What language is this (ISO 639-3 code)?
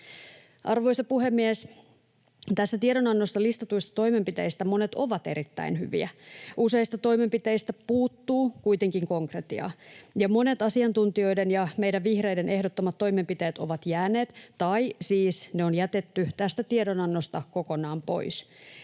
fin